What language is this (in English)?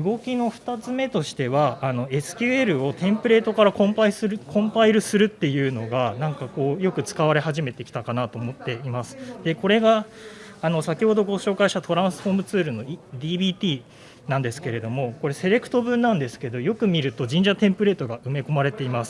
Japanese